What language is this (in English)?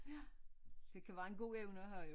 Danish